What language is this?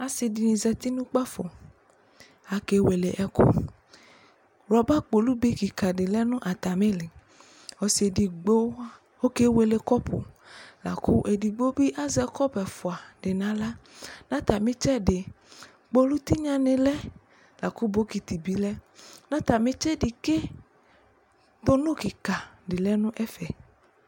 Ikposo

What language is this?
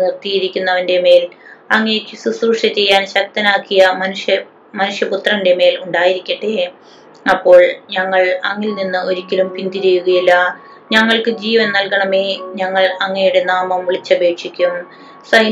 Malayalam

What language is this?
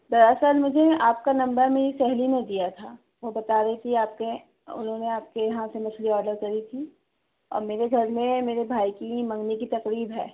Urdu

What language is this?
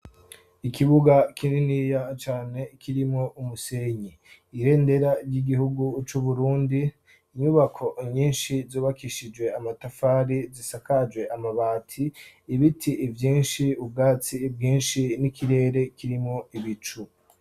Rundi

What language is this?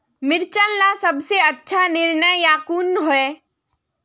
Magahi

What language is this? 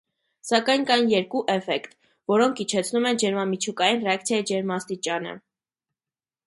Armenian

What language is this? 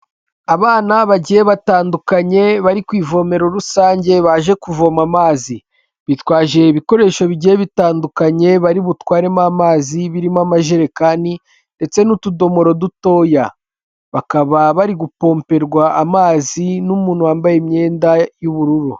Kinyarwanda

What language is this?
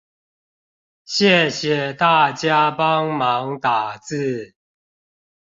Chinese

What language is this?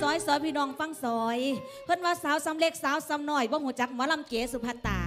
Thai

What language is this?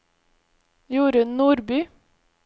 Norwegian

